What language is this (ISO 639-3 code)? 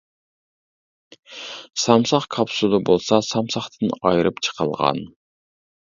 uig